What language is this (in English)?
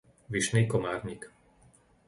Slovak